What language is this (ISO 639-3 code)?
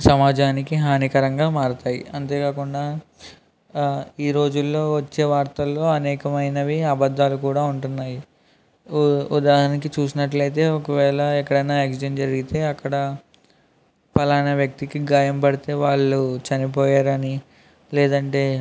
tel